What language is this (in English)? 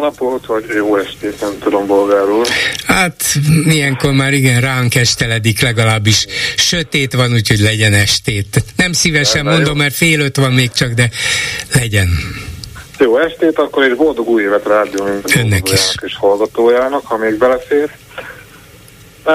Hungarian